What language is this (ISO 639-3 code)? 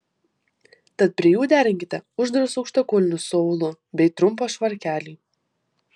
lit